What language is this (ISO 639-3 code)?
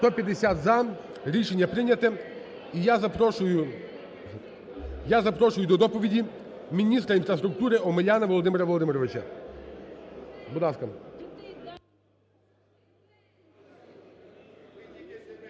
ukr